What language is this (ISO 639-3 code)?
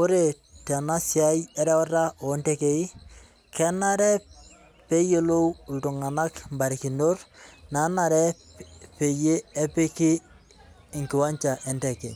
mas